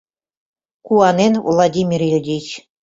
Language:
Mari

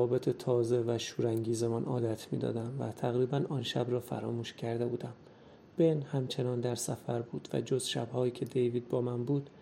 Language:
Persian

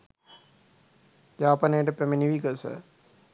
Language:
Sinhala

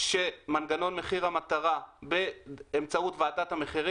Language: Hebrew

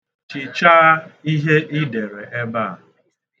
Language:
Igbo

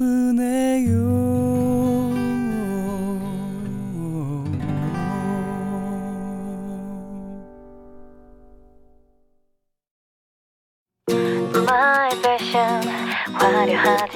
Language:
Korean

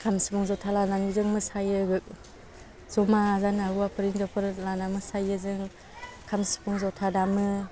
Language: Bodo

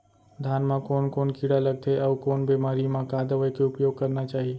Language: Chhattisgarhi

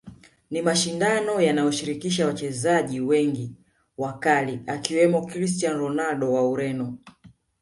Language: Swahili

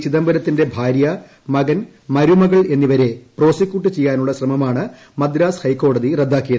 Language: Malayalam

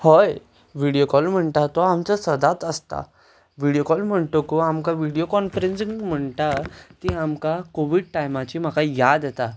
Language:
Konkani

